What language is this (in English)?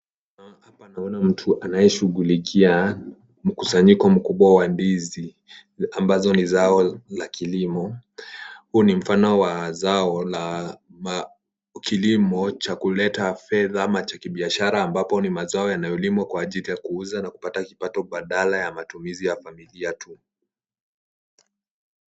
Swahili